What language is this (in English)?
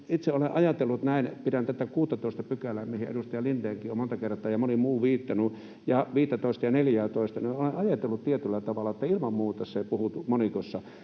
Finnish